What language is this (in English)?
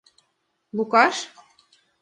Mari